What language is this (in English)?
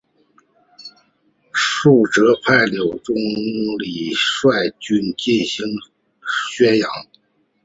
Chinese